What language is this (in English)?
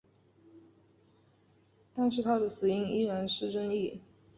Chinese